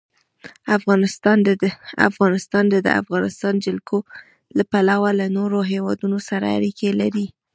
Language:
Pashto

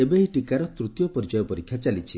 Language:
Odia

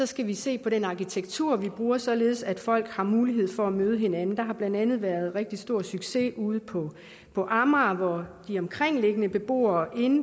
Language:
Danish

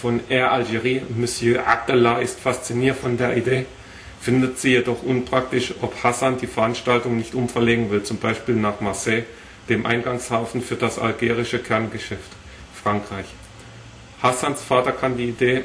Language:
German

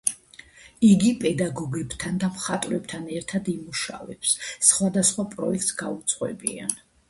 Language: Georgian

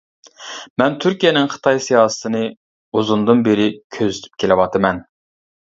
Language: Uyghur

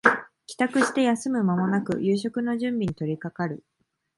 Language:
Japanese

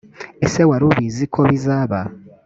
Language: Kinyarwanda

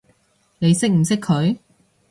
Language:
Cantonese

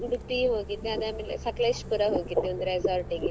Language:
Kannada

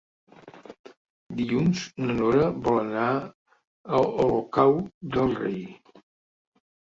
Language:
Catalan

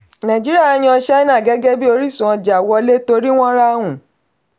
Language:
Yoruba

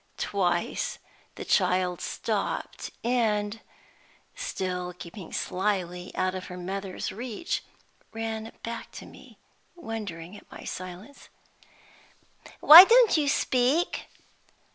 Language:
English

